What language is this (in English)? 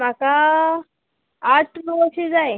Konkani